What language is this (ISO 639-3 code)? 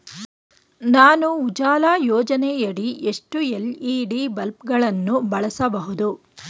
kan